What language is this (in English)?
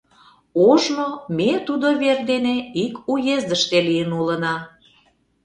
Mari